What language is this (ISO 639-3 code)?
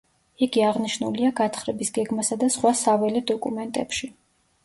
kat